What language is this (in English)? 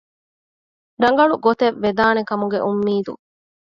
Divehi